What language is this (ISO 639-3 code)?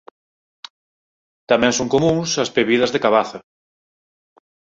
glg